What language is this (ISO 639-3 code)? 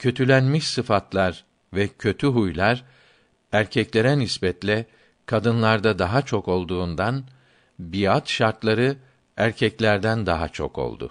tur